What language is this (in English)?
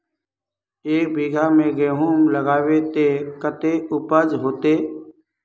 Magahi